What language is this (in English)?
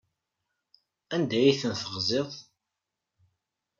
Kabyle